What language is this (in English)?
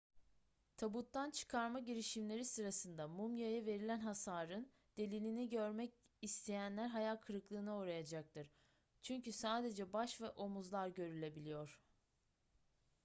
Turkish